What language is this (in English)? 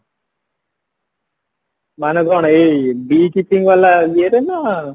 Odia